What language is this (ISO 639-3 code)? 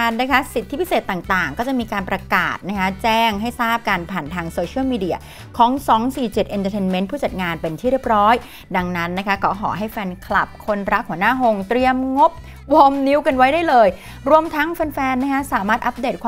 tha